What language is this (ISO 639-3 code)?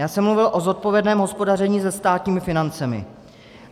ces